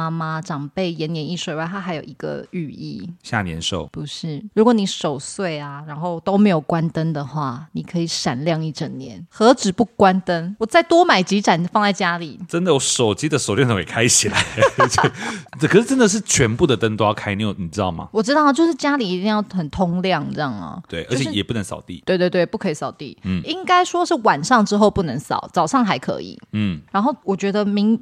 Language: Chinese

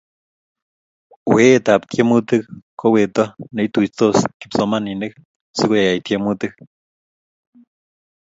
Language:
Kalenjin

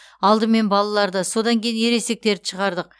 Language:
Kazakh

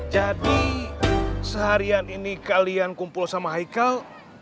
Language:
Indonesian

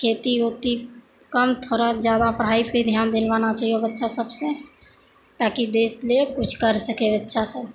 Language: Maithili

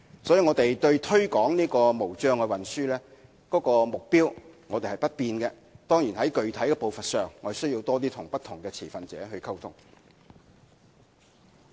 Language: Cantonese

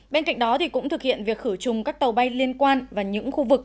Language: Vietnamese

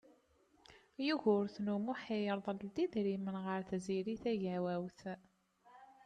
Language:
Kabyle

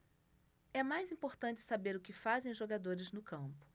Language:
Portuguese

